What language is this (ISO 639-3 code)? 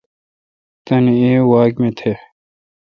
xka